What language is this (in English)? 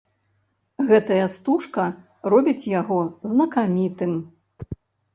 Belarusian